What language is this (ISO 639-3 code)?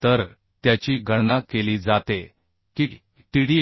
mar